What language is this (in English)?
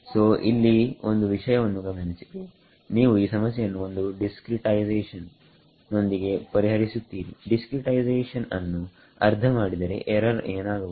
Kannada